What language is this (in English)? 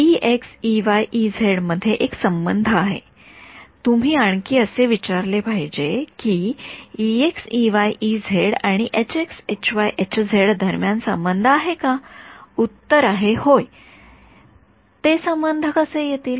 Marathi